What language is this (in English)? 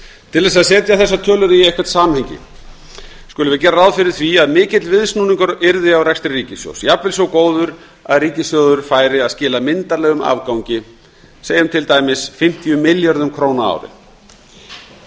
Icelandic